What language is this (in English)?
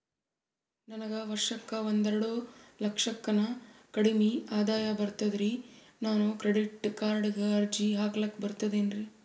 Kannada